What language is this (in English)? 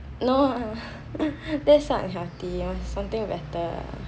English